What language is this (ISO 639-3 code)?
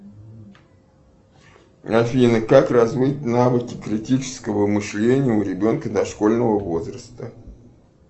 rus